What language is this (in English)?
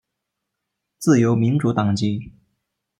Chinese